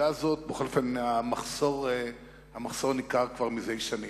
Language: Hebrew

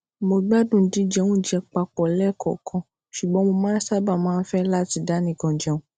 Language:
Yoruba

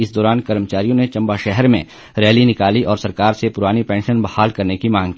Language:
Hindi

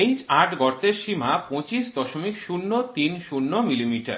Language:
Bangla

